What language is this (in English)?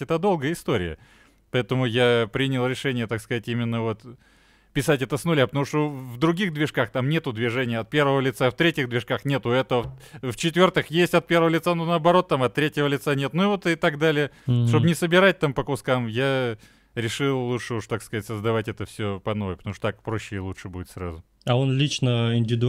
Russian